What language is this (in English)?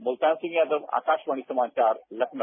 Hindi